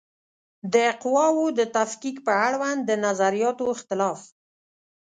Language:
Pashto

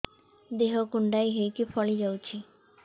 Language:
Odia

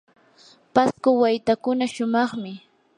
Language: Yanahuanca Pasco Quechua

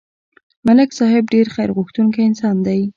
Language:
Pashto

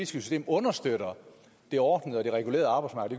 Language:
Danish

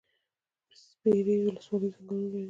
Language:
Pashto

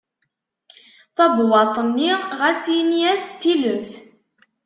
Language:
Kabyle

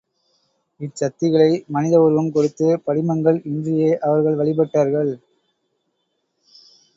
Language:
Tamil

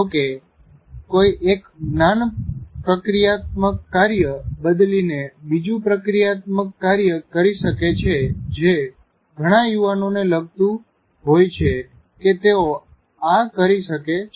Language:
Gujarati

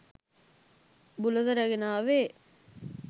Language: Sinhala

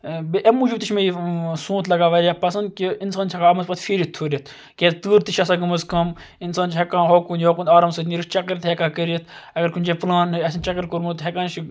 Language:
Kashmiri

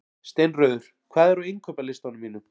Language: Icelandic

